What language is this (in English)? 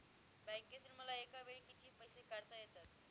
Marathi